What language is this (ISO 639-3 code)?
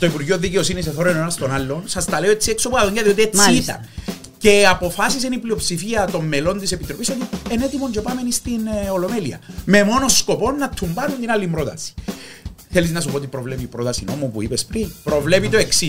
ell